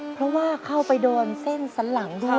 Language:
Thai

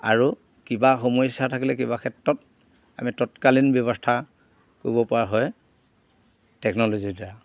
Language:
Assamese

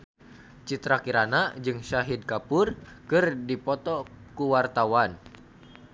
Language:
Sundanese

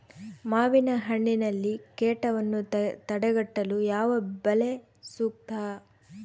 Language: Kannada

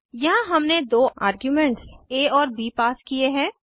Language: Hindi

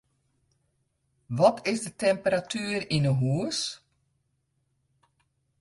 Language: Western Frisian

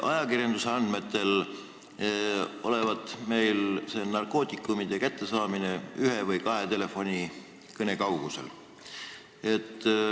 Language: Estonian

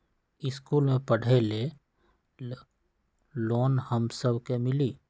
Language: Magahi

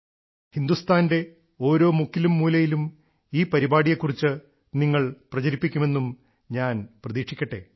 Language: Malayalam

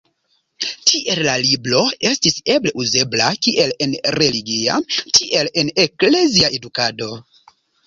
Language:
Esperanto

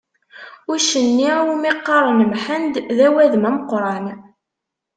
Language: Kabyle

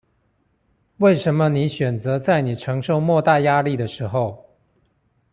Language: Chinese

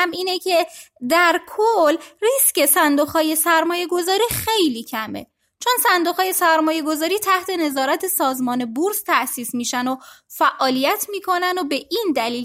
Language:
Persian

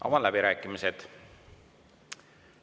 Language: Estonian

